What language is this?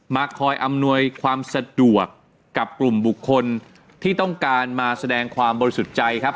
Thai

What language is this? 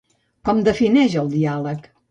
Catalan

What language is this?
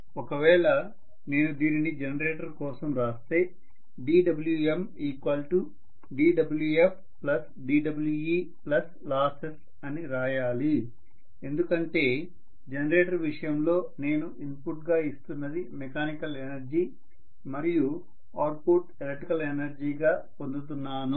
Telugu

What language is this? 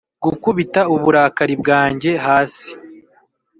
Kinyarwanda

